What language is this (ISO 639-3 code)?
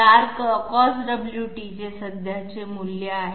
mar